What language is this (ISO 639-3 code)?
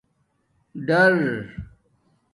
dmk